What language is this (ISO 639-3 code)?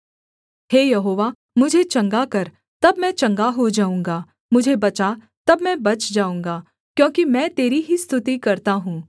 hin